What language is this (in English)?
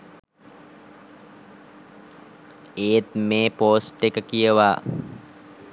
Sinhala